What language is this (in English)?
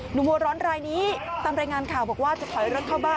Thai